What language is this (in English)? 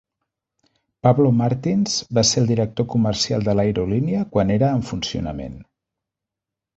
Catalan